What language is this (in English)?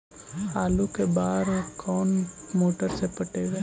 Magahi